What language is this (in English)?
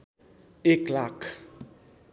Nepali